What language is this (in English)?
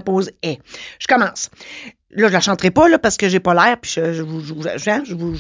French